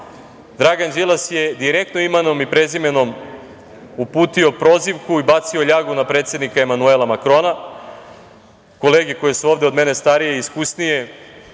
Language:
Serbian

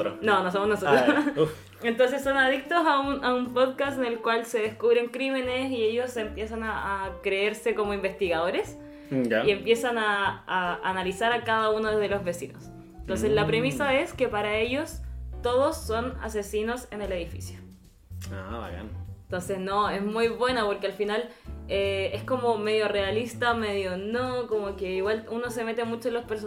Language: Spanish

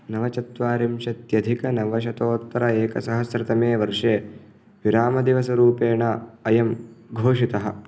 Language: Sanskrit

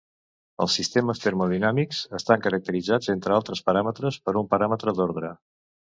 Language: Catalan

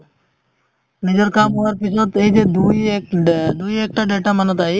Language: Assamese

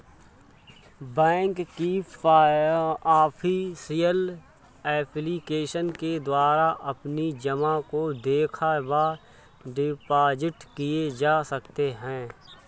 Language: Hindi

